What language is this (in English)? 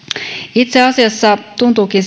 Finnish